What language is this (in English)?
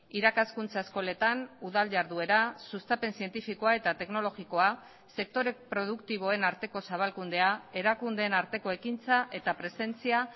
Basque